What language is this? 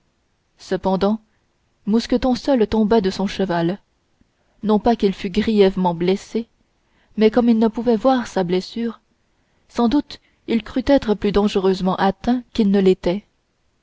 French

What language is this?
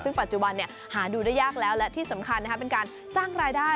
Thai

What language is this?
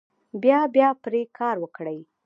Pashto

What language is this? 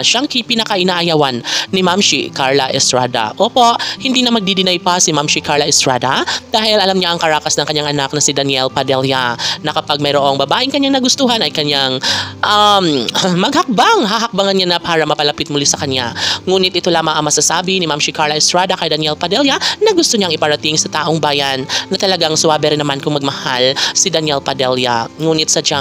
Filipino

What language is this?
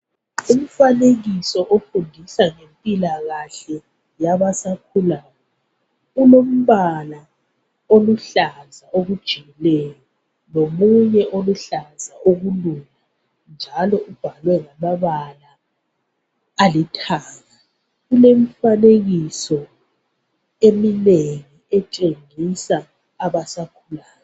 North Ndebele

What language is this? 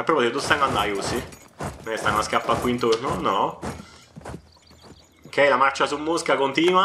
Italian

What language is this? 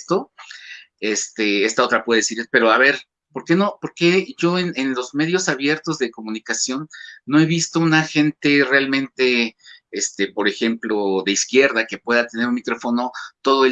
Spanish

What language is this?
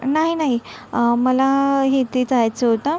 Marathi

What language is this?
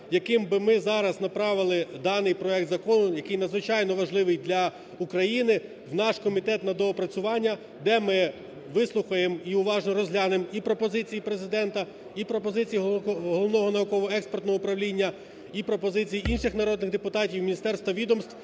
Ukrainian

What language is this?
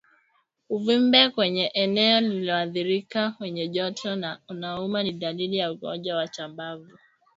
Swahili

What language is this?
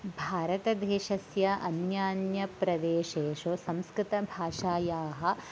Sanskrit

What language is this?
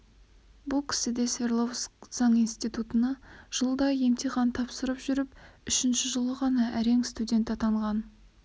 Kazakh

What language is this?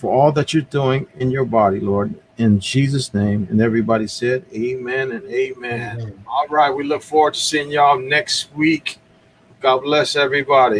English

